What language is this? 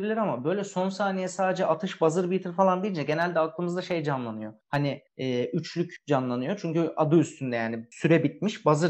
Turkish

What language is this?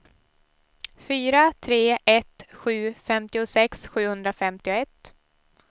Swedish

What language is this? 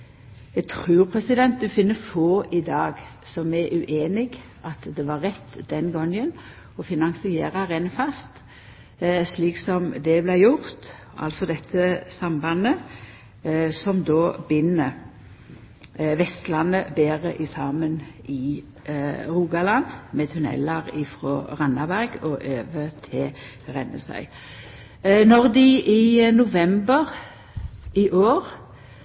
Norwegian Nynorsk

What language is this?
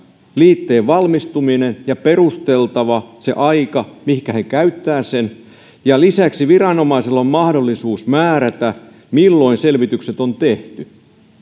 Finnish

